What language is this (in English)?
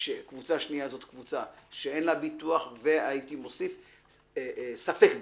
Hebrew